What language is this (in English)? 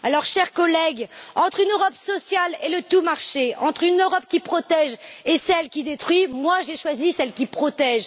French